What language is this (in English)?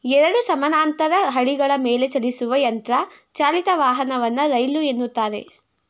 Kannada